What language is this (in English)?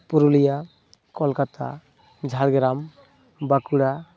Santali